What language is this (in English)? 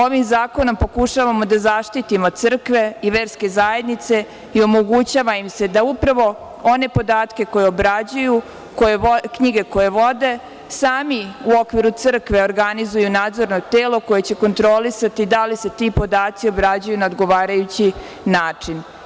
Serbian